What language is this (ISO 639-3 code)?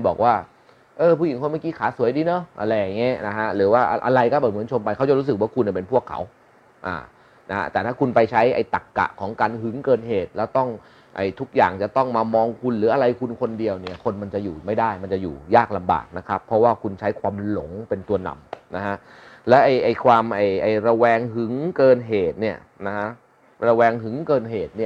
tha